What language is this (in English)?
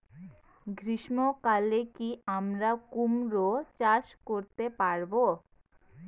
Bangla